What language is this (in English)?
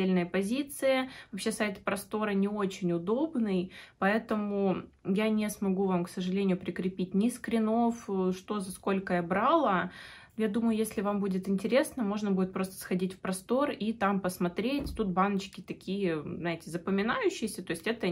Russian